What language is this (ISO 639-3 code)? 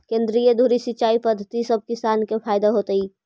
mag